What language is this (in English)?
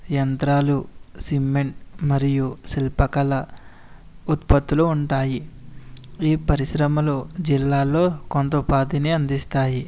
Telugu